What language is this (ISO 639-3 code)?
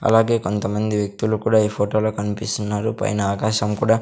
tel